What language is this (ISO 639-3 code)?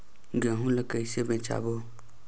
hne